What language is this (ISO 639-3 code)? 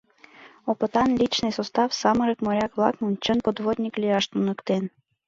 chm